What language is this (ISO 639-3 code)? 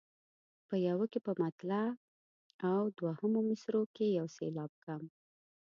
pus